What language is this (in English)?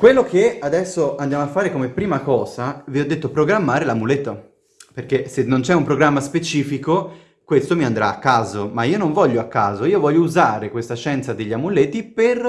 Italian